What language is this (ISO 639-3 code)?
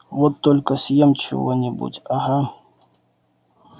rus